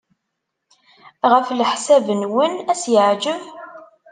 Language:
Kabyle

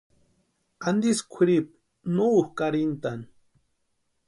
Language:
Western Highland Purepecha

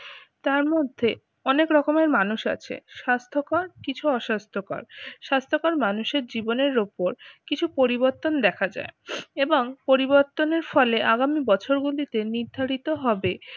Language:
Bangla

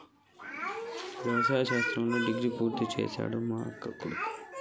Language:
Telugu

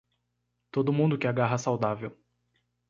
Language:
Portuguese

